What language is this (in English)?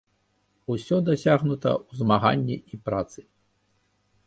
Belarusian